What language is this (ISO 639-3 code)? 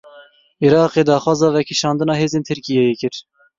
kur